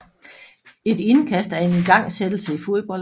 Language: Danish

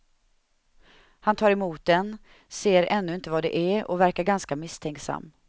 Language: Swedish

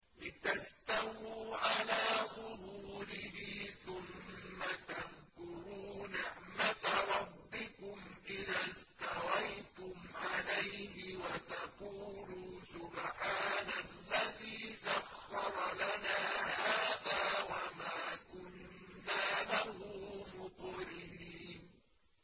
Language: Arabic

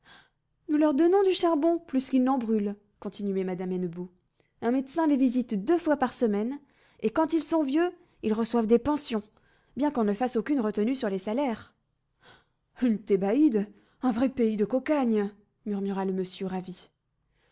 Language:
French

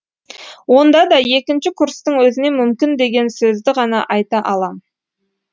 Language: Kazakh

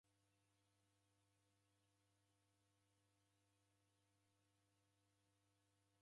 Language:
Taita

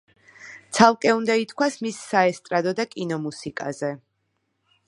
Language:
Georgian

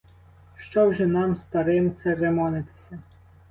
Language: Ukrainian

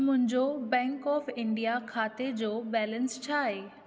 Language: Sindhi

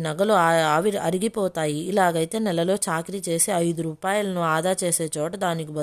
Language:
Telugu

